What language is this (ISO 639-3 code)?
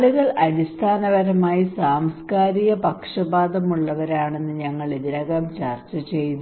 mal